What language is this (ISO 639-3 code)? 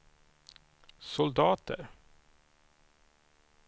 swe